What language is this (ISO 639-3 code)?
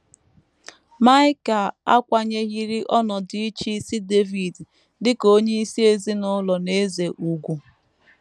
ibo